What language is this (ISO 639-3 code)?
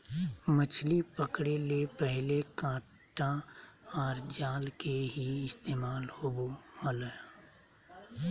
mag